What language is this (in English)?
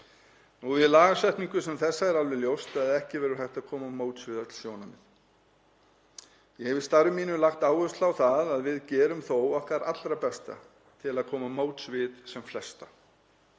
Icelandic